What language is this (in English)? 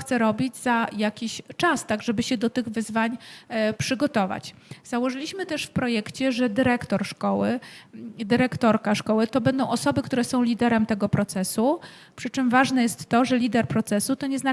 Polish